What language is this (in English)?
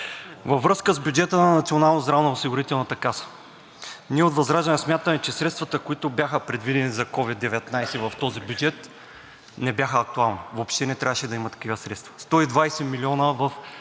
Bulgarian